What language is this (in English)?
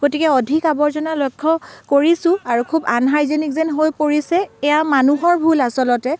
Assamese